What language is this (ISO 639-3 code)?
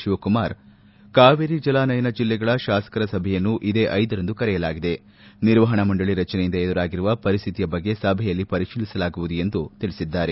kan